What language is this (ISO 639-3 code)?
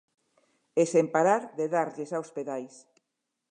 glg